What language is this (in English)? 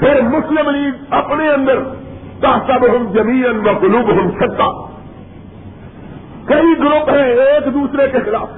Urdu